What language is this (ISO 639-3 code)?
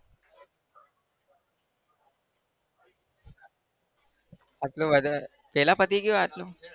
guj